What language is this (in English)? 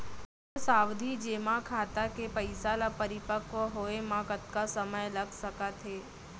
Chhattisgarhi